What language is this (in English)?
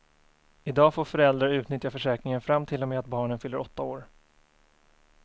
Swedish